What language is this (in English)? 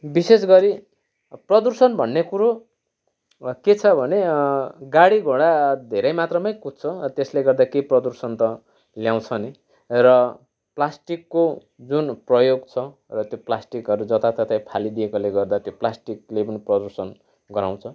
Nepali